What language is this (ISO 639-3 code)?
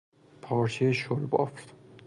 fas